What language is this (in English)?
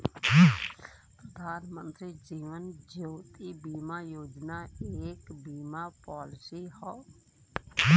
Bhojpuri